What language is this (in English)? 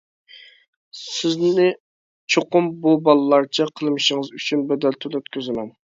Uyghur